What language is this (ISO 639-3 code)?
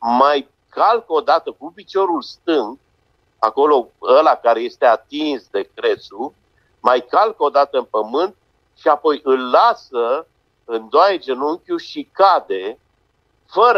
ron